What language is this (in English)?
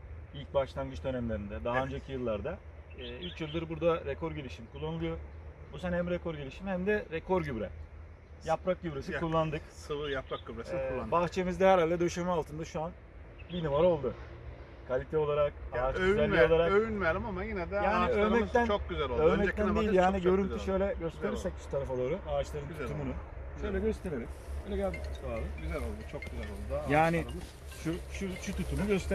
Turkish